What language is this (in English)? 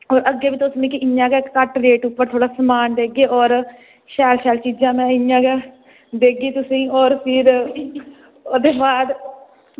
Dogri